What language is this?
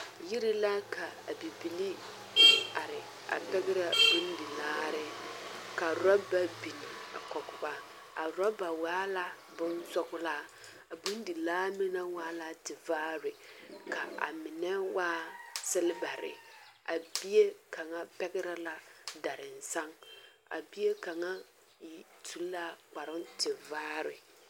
Southern Dagaare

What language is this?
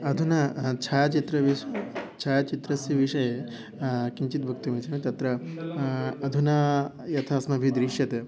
Sanskrit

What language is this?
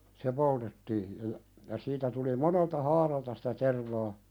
Finnish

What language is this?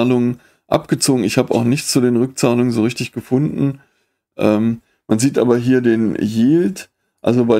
German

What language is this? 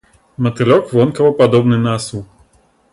Belarusian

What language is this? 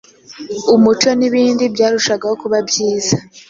Kinyarwanda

